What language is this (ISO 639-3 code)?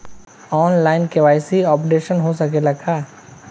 bho